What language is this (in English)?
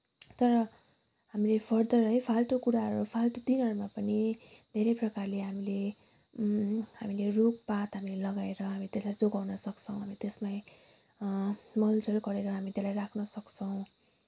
Nepali